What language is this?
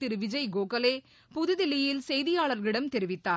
Tamil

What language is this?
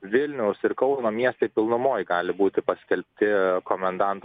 Lithuanian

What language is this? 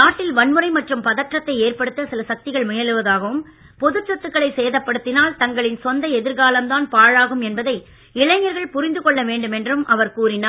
Tamil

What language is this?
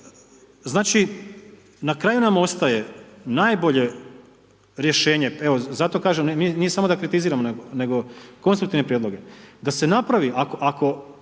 Croatian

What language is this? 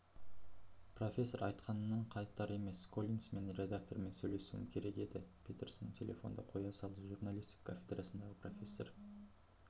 Kazakh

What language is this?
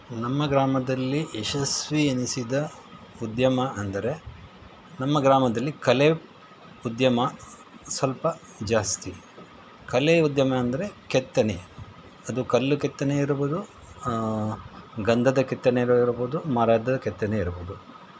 Kannada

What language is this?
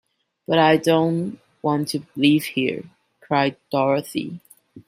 English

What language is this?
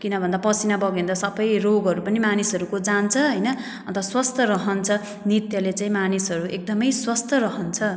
Nepali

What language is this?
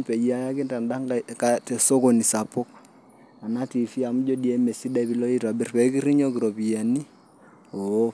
Masai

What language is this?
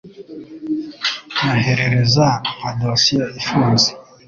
Kinyarwanda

